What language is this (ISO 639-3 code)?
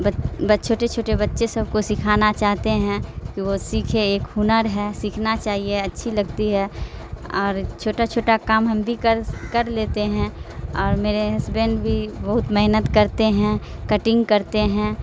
urd